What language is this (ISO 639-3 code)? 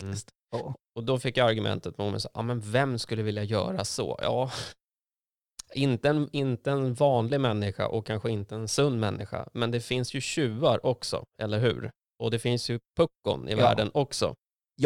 swe